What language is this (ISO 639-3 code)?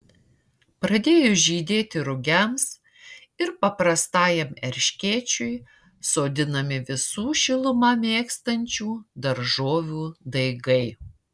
lit